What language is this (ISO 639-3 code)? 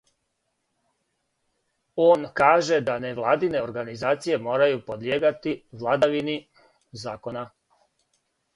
srp